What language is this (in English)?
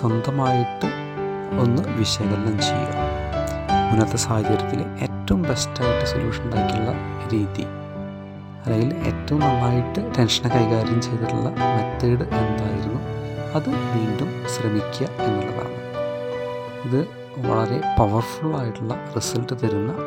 Malayalam